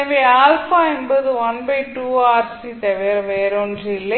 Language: Tamil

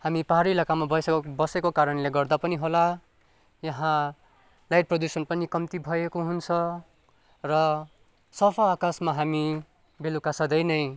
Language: Nepali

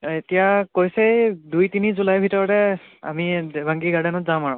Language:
Assamese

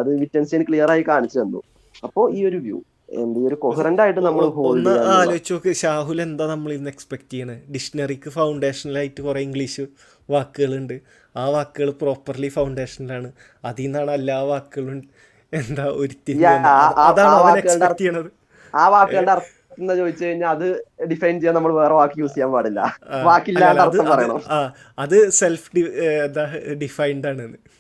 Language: Malayalam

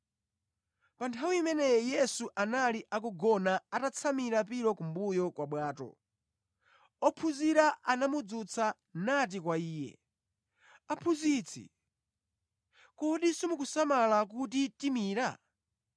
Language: Nyanja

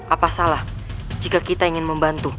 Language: Indonesian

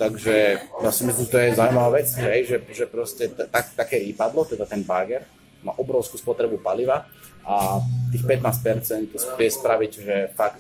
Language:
Slovak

